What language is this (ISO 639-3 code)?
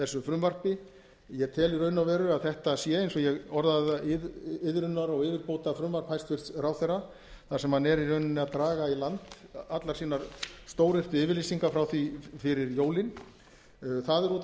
isl